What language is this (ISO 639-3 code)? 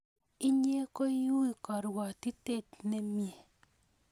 kln